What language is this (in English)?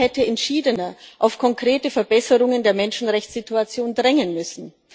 German